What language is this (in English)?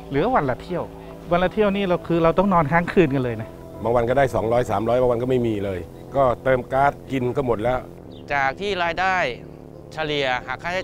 Thai